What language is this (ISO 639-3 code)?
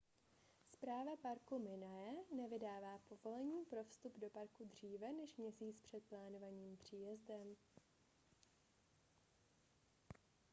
ces